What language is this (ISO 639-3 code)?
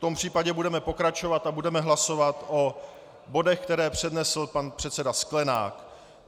ces